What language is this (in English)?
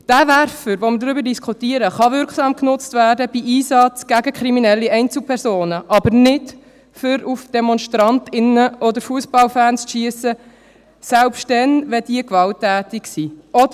Swiss German